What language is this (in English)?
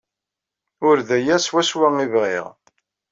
Kabyle